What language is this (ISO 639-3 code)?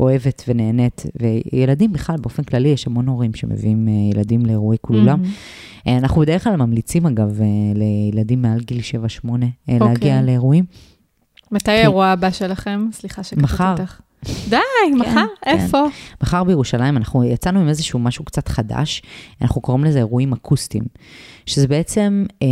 heb